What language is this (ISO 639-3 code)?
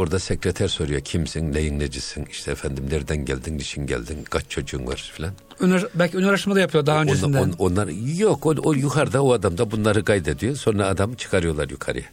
tur